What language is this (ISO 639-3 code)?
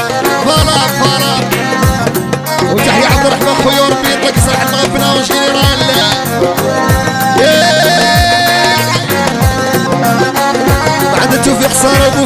ara